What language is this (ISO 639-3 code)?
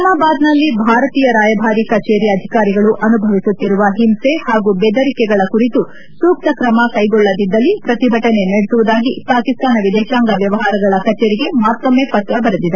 kan